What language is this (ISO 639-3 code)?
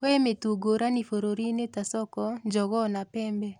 kik